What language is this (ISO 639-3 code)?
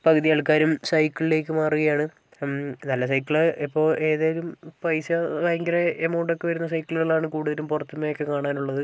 mal